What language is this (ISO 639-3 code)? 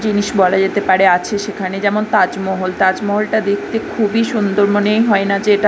ben